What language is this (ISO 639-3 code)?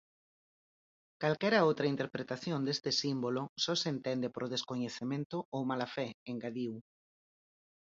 glg